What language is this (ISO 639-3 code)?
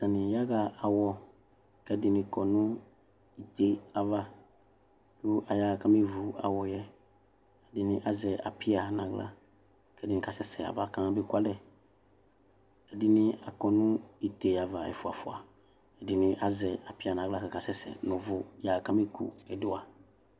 kpo